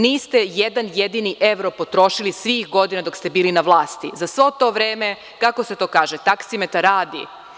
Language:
Serbian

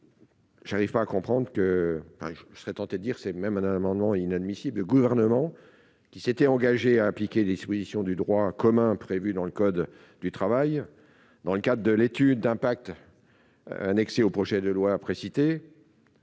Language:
French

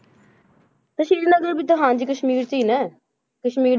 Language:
Punjabi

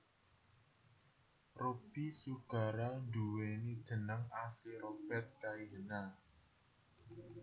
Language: Javanese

